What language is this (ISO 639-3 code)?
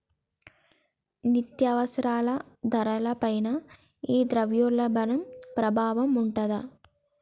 tel